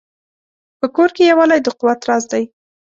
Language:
Pashto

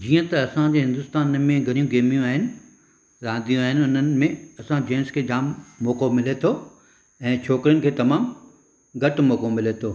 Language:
Sindhi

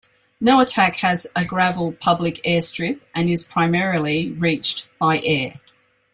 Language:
English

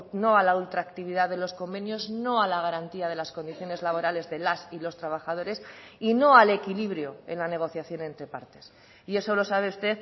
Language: Spanish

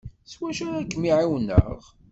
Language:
Kabyle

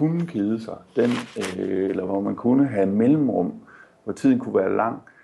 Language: Danish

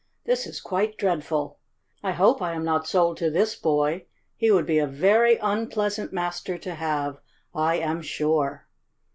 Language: English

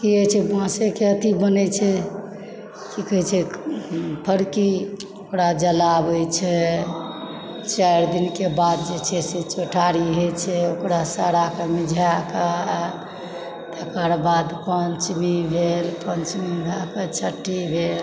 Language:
Maithili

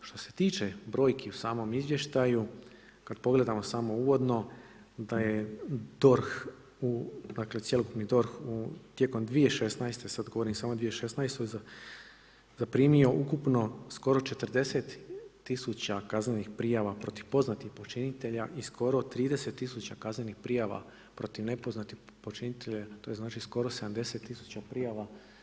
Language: Croatian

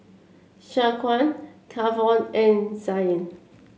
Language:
English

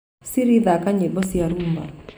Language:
Kikuyu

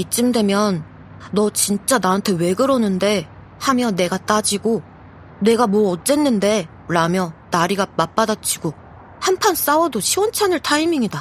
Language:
Korean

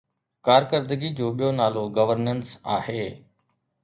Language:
Sindhi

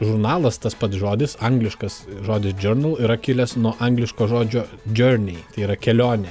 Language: Lithuanian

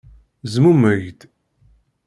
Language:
Kabyle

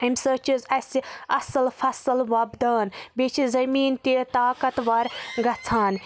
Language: Kashmiri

